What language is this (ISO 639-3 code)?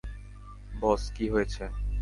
ben